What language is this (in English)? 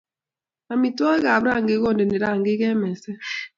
Kalenjin